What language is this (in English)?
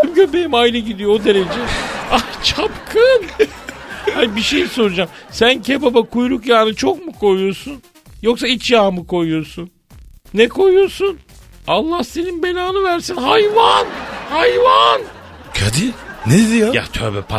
Turkish